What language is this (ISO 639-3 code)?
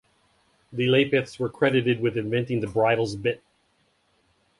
eng